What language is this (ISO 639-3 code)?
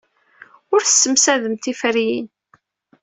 kab